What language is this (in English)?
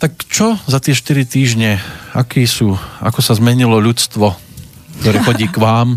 Slovak